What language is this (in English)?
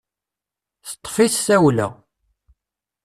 Kabyle